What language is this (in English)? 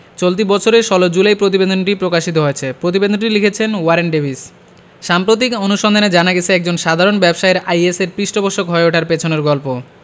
Bangla